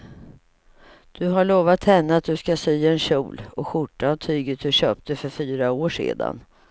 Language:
Swedish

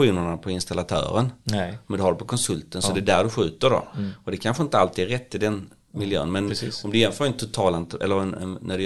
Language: Swedish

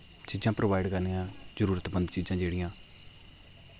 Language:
Dogri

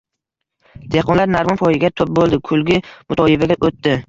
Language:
Uzbek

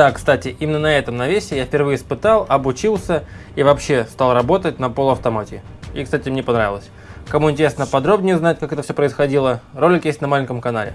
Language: Russian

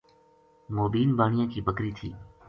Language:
Gujari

